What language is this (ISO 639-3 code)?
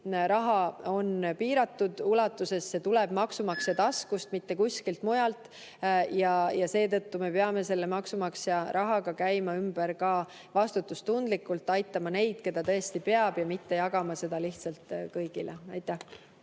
est